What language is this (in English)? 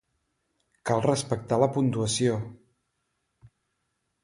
Catalan